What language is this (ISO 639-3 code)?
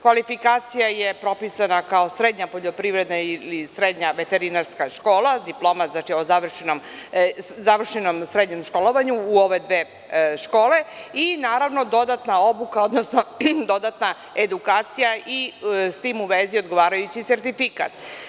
srp